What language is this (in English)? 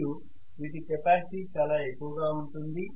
Telugu